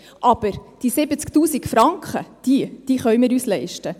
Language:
Swiss German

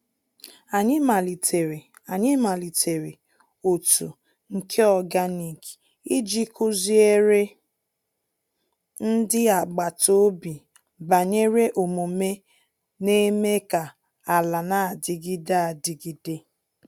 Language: Igbo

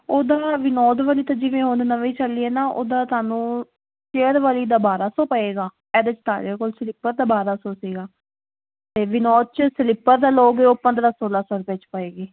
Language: Punjabi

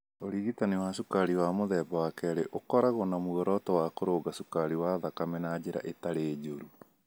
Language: Kikuyu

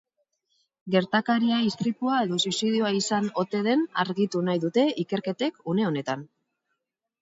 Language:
Basque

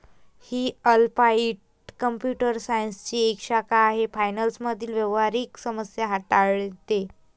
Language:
Marathi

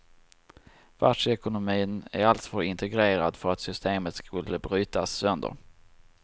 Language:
Swedish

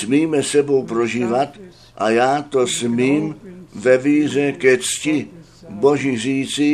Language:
Czech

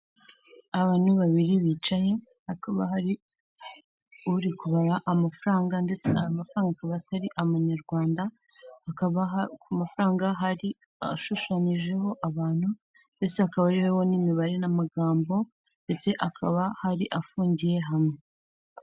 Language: Kinyarwanda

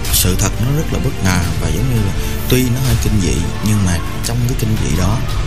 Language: Vietnamese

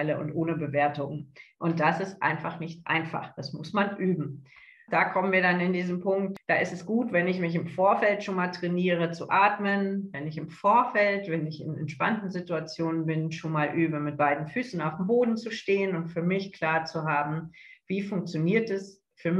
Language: German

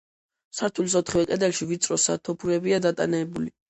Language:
Georgian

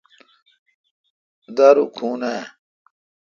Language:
Kalkoti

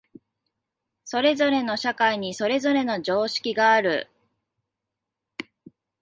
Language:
Japanese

